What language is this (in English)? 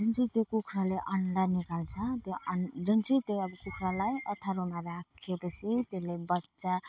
Nepali